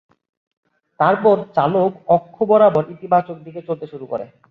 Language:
Bangla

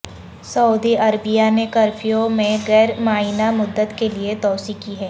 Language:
Urdu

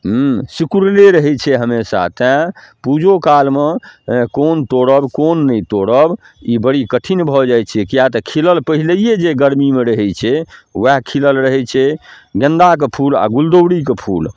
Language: Maithili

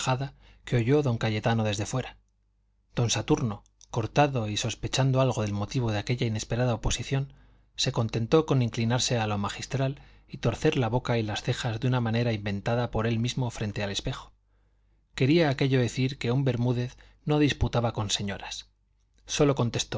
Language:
Spanish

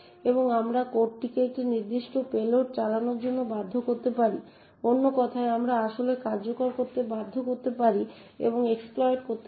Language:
Bangla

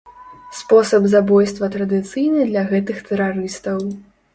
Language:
Belarusian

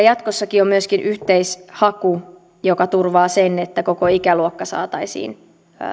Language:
Finnish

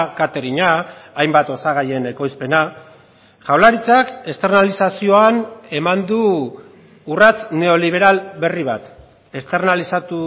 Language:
Basque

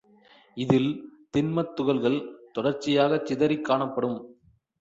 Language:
Tamil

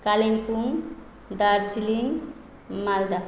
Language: Nepali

